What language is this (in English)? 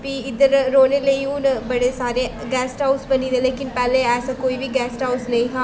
Dogri